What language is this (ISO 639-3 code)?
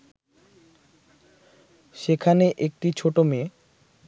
ben